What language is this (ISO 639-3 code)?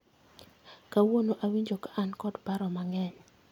luo